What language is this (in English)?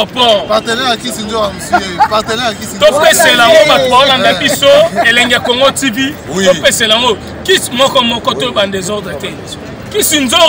French